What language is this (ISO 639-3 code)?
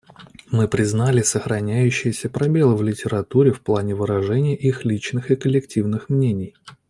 rus